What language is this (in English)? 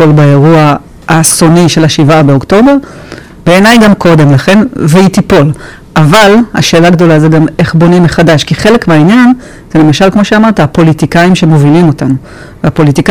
Hebrew